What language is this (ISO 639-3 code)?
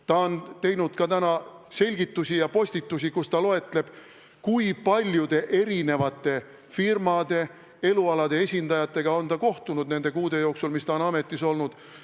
est